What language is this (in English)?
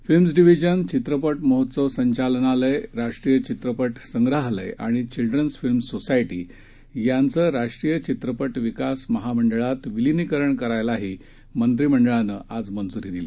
Marathi